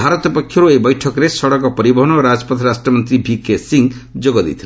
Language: Odia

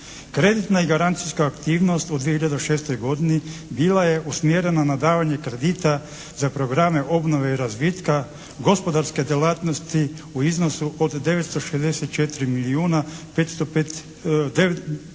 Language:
Croatian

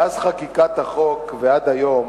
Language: Hebrew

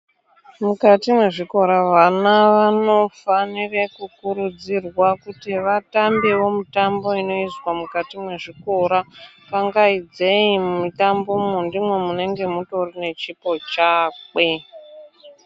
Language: Ndau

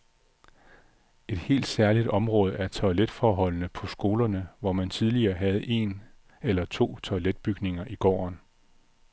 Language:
Danish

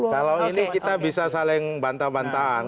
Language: Indonesian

